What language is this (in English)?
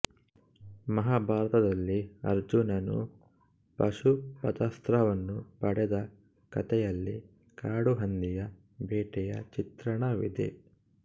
Kannada